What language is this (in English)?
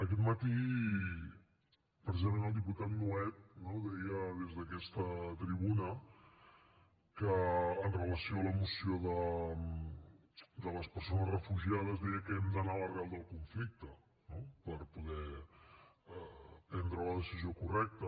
Catalan